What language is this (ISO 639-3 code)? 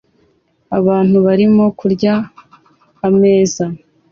kin